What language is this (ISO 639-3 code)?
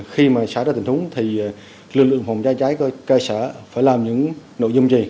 vie